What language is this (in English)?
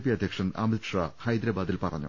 Malayalam